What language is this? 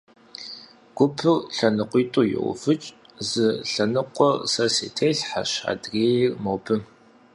Kabardian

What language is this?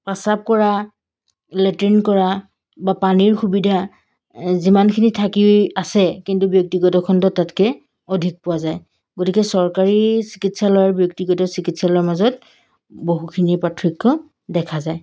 Assamese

